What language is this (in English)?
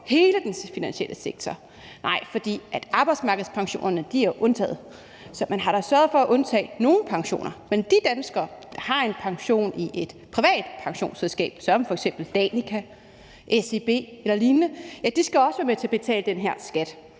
Danish